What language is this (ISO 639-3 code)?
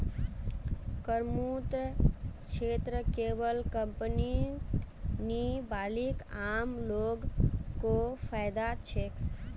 mag